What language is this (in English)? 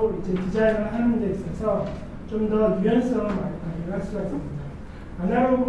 Korean